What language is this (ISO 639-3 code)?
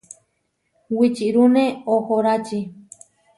var